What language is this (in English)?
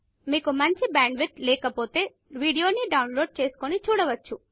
Telugu